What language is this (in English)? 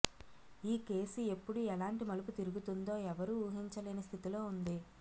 Telugu